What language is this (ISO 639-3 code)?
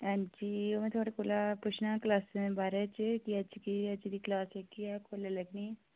doi